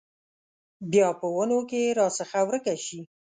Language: Pashto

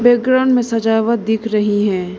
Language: Hindi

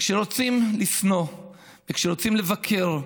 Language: Hebrew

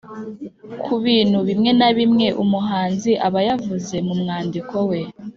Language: Kinyarwanda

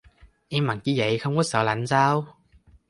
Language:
Vietnamese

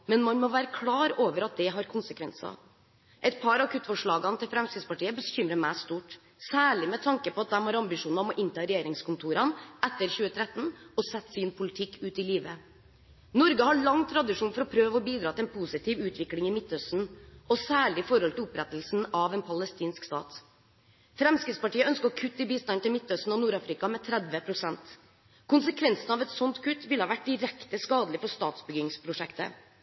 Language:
Norwegian Bokmål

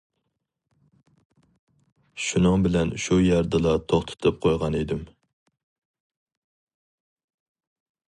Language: Uyghur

